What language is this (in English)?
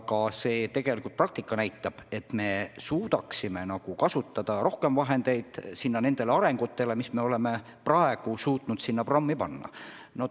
Estonian